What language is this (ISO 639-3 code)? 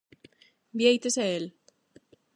glg